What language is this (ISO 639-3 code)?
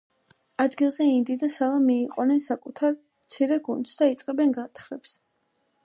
kat